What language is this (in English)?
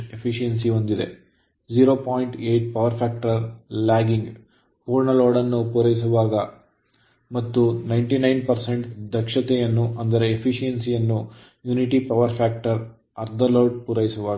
Kannada